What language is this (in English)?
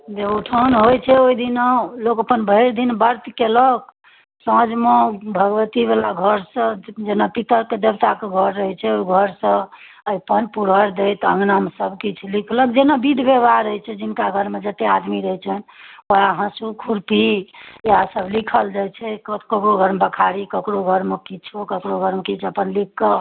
Maithili